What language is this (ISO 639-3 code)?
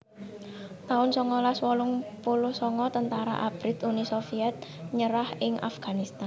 jav